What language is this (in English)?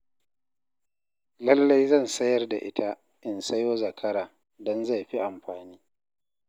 Hausa